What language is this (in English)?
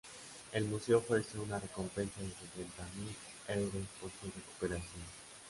Spanish